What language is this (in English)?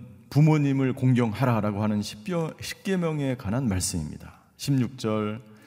Korean